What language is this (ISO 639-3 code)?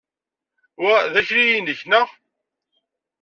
kab